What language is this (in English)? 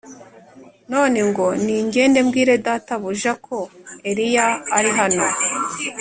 Kinyarwanda